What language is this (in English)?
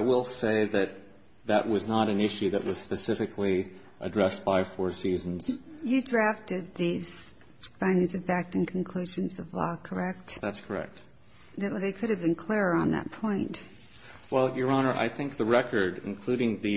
English